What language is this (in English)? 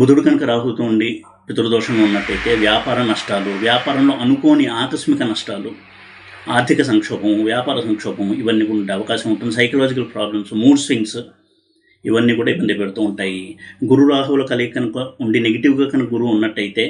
Telugu